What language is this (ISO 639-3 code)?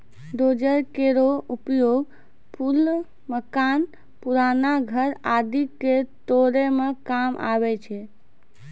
mai